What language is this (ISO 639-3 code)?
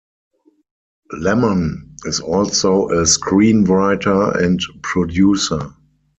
eng